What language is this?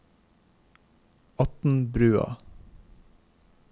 Norwegian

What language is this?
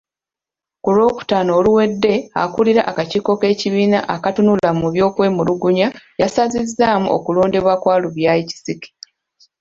Ganda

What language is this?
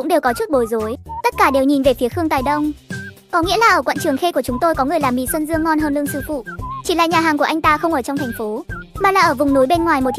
Vietnamese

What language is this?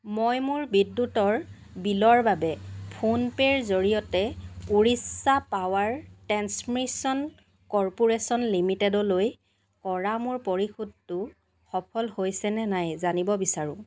Assamese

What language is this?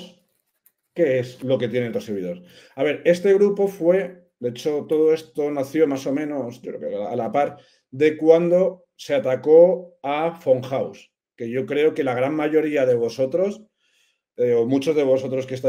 Spanish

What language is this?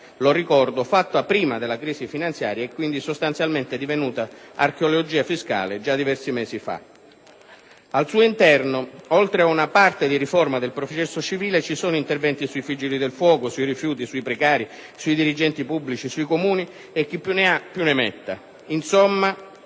Italian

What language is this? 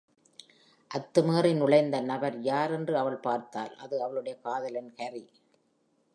Tamil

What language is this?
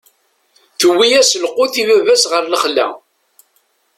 Kabyle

